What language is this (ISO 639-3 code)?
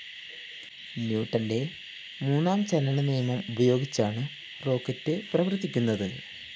mal